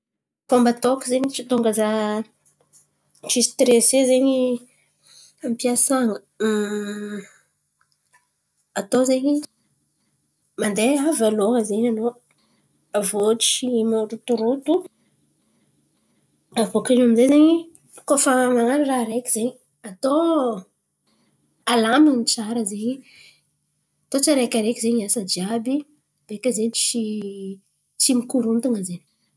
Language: Antankarana Malagasy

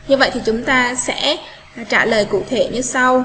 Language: Vietnamese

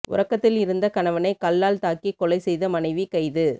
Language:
Tamil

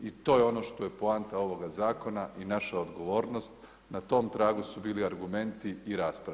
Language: Croatian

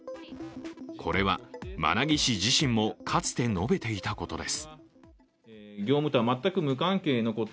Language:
Japanese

